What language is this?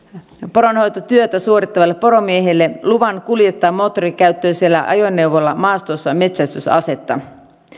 Finnish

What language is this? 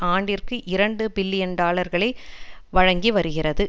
Tamil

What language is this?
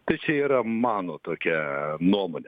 Lithuanian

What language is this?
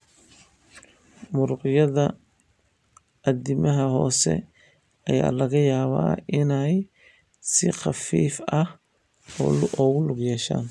Somali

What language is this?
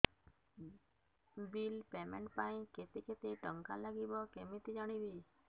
Odia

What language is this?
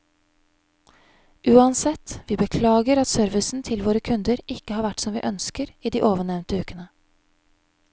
Norwegian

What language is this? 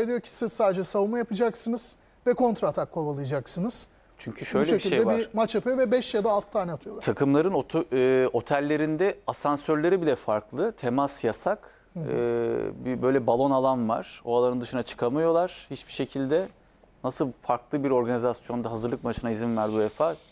Turkish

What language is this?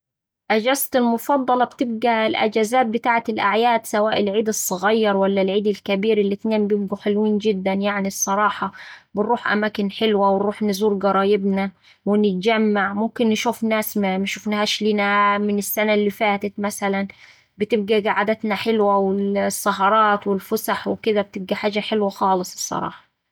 Saidi Arabic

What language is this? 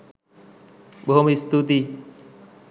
Sinhala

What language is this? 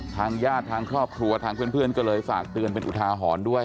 Thai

